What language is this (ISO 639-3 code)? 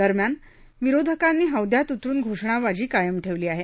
mar